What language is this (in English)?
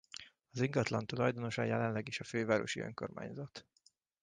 Hungarian